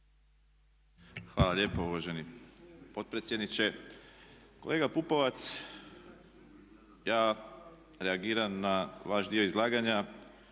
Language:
Croatian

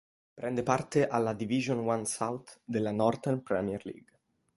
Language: Italian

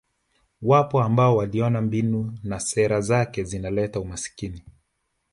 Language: Swahili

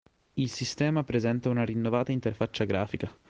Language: Italian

